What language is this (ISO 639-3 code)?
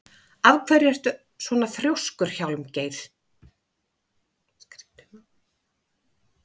isl